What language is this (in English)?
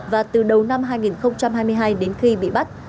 Vietnamese